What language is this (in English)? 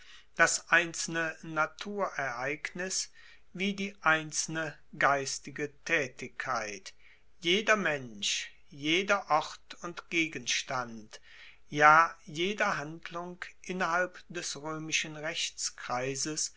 German